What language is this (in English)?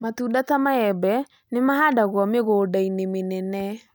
Kikuyu